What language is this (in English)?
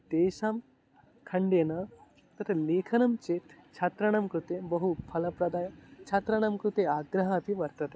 Sanskrit